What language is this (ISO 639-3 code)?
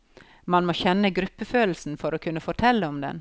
nor